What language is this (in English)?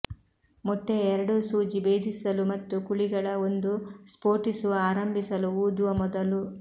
Kannada